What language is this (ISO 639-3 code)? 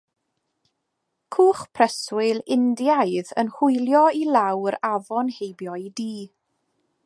cym